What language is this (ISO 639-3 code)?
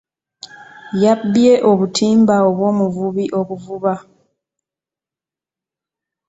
lug